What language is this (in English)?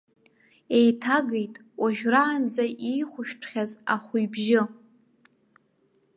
Abkhazian